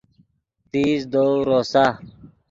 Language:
Yidgha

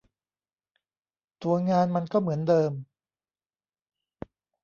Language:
Thai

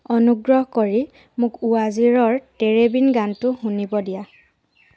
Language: Assamese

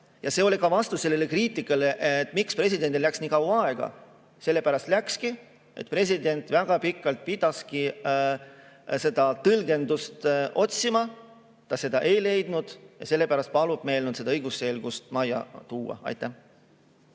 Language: Estonian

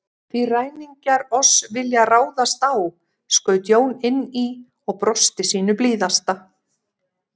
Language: Icelandic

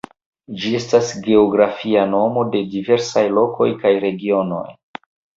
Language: Esperanto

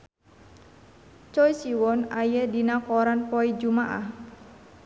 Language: Sundanese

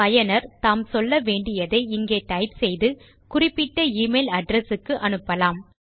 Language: Tamil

